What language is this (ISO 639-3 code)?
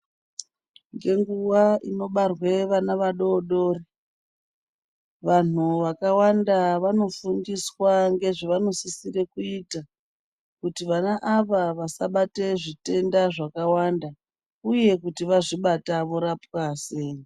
ndc